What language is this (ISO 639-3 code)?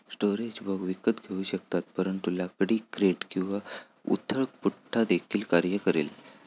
mar